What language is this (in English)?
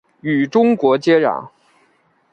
Chinese